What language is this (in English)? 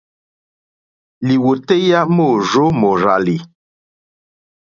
Mokpwe